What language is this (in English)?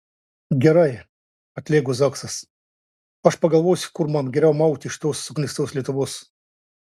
Lithuanian